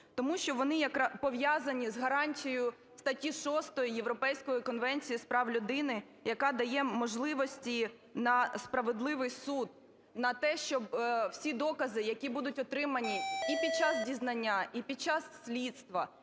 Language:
Ukrainian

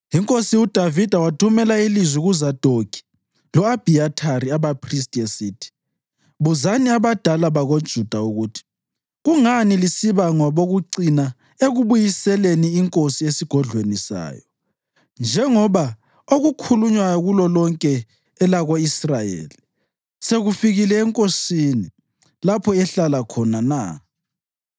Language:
North Ndebele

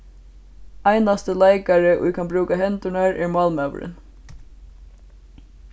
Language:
Faroese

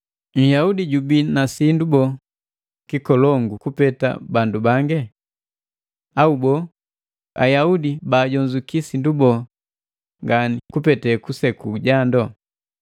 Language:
Matengo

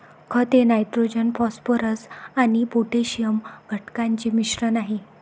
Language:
Marathi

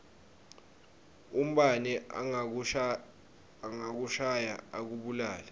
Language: Swati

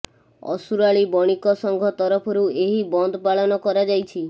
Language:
Odia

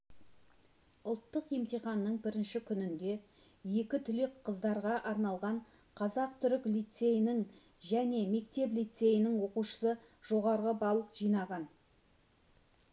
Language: Kazakh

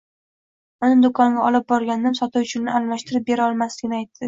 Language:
Uzbek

